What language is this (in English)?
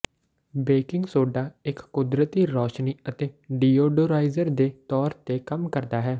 Punjabi